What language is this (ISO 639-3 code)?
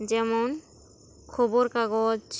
sat